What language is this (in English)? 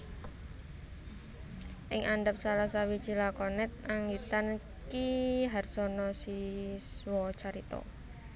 Javanese